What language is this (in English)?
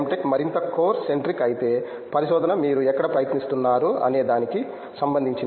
Telugu